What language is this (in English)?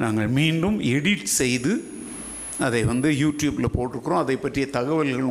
Tamil